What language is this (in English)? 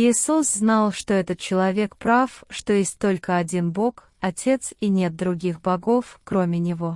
Russian